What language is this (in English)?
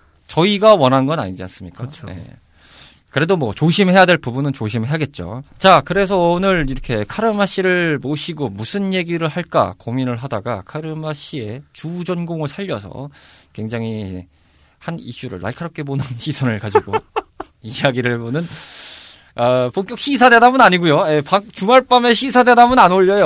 Korean